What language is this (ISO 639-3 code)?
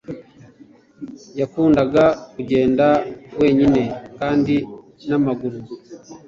kin